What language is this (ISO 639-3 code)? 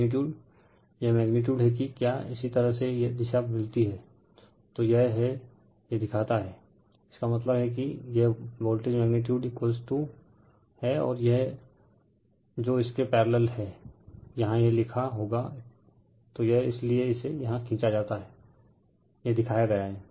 hin